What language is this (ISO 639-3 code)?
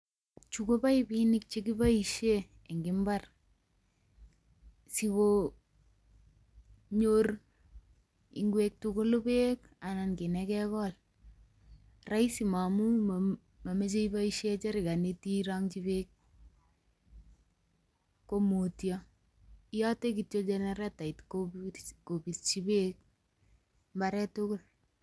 kln